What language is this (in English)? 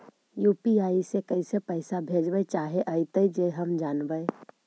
Magahi